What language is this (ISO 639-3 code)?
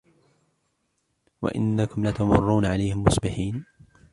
ara